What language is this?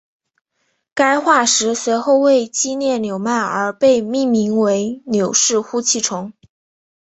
Chinese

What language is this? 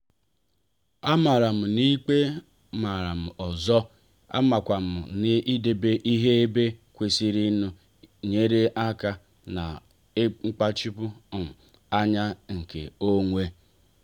Igbo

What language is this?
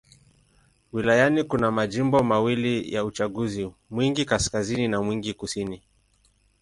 Swahili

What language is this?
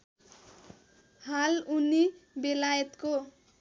Nepali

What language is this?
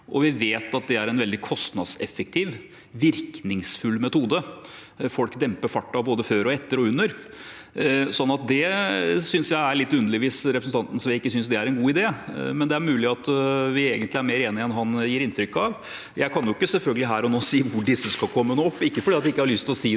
Norwegian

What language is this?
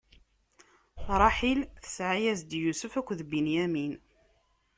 Kabyle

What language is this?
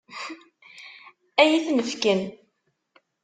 Kabyle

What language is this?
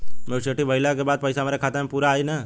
Bhojpuri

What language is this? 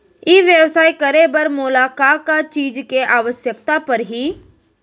Chhattisgarhi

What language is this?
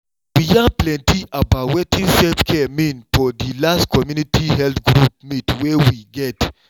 Nigerian Pidgin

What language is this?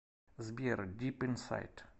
Russian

